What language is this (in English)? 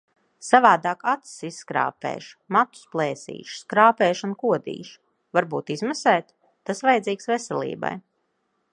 Latvian